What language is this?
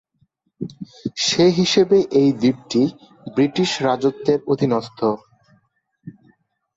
Bangla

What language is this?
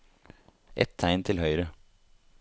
Norwegian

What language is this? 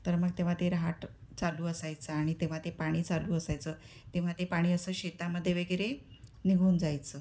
Marathi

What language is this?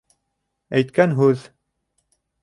Bashkir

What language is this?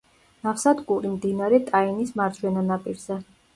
Georgian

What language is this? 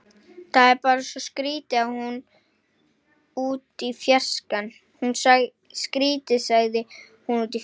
Icelandic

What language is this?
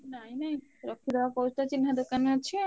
Odia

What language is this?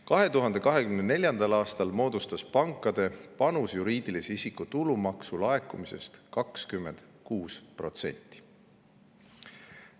Estonian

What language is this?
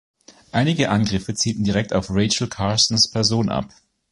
German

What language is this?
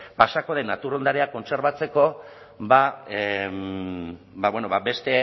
Basque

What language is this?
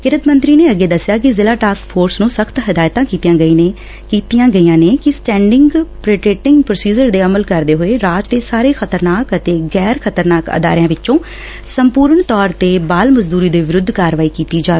Punjabi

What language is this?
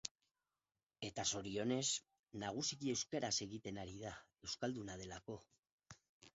Basque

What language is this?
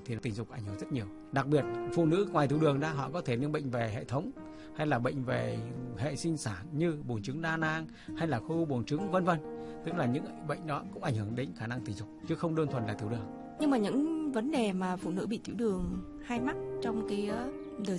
Vietnamese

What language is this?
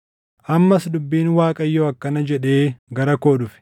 Oromo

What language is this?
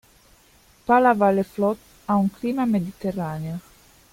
Italian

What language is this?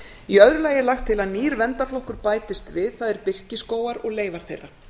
Icelandic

